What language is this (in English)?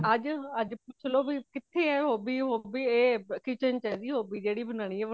Punjabi